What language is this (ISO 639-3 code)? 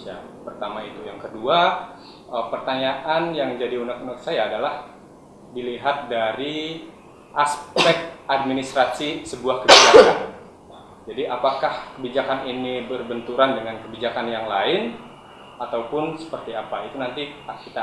ind